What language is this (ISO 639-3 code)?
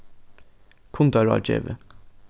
fao